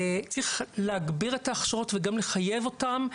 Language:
Hebrew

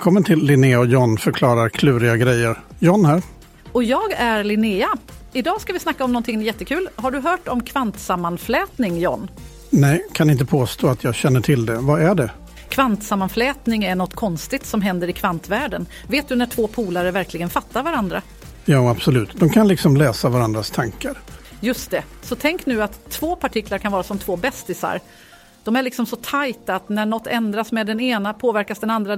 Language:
Swedish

